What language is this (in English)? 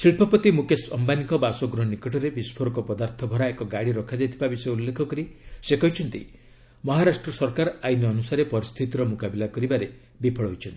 Odia